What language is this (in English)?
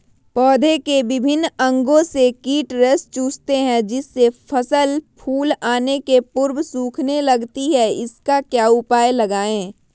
Magahi